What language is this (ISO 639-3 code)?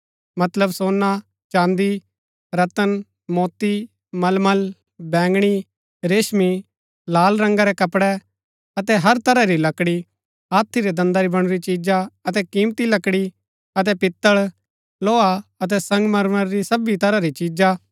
gbk